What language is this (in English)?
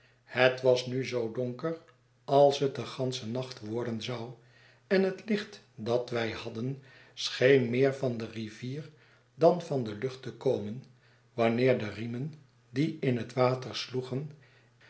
Dutch